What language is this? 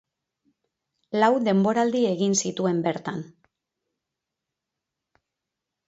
Basque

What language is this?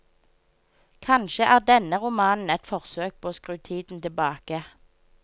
Norwegian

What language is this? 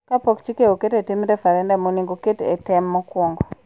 Luo (Kenya and Tanzania)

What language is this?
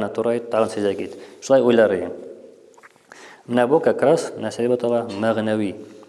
Turkish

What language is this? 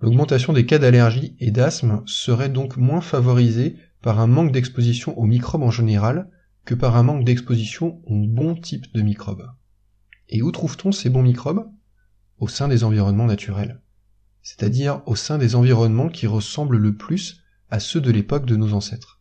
French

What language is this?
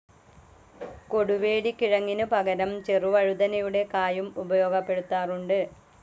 Malayalam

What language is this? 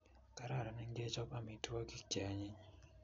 Kalenjin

